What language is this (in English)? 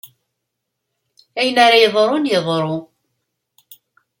Kabyle